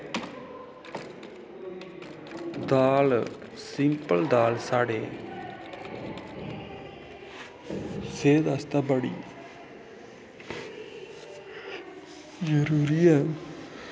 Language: Dogri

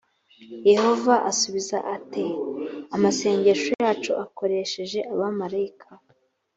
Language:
Kinyarwanda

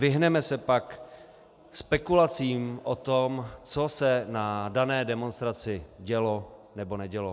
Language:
Czech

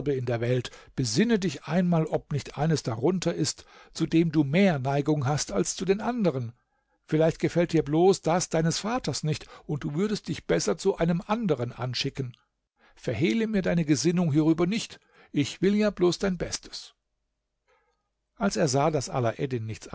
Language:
German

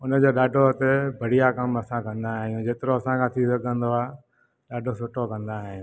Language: Sindhi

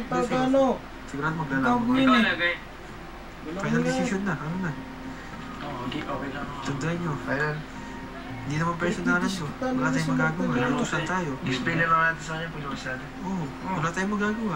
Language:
Filipino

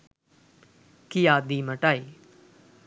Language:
Sinhala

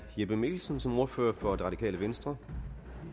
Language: Danish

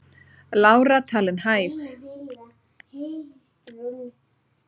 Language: Icelandic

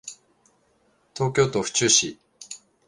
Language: Japanese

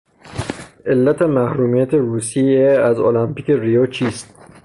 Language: Persian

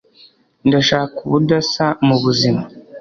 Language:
Kinyarwanda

